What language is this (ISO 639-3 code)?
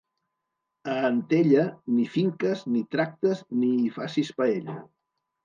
cat